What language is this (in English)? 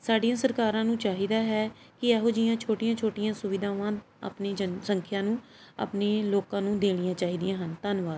Punjabi